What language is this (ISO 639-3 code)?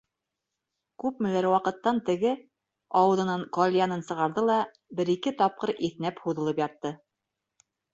bak